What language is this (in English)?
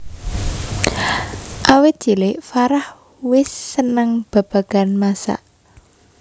Javanese